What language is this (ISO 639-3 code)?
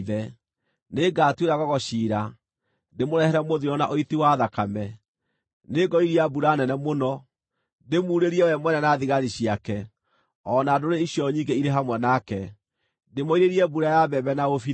kik